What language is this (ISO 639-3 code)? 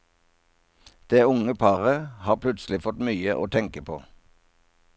nor